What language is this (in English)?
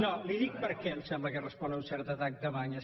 Catalan